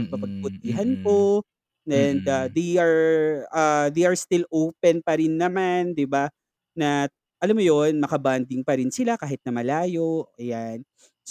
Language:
Filipino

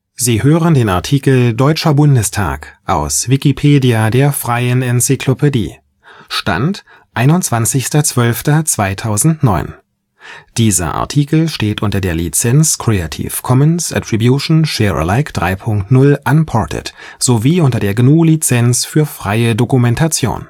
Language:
German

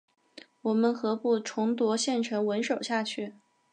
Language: Chinese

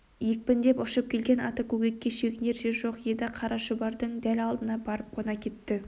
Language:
Kazakh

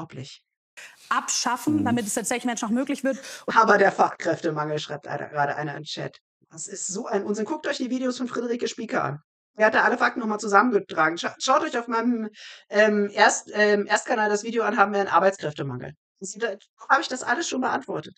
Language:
German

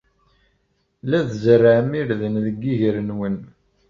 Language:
Kabyle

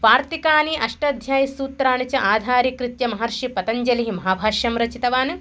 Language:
Sanskrit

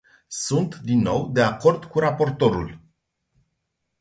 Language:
Romanian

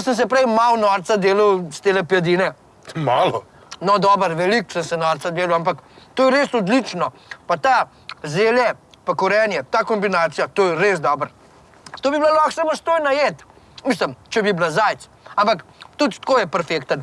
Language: Slovenian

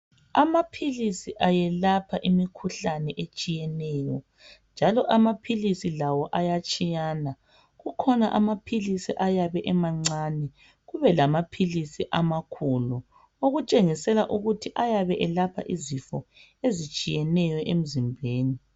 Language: North Ndebele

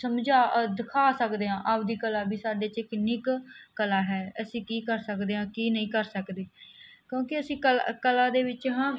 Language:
Punjabi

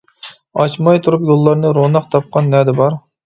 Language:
Uyghur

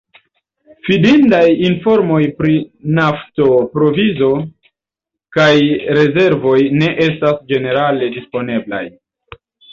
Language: Esperanto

